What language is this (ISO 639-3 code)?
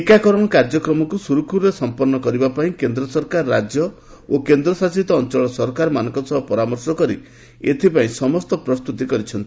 ori